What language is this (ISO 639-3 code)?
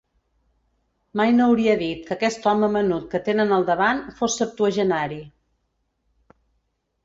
cat